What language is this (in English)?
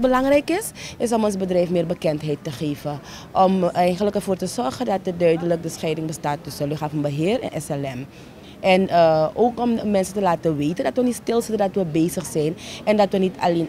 Dutch